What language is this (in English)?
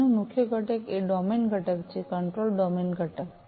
Gujarati